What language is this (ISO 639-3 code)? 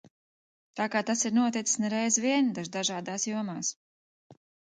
lav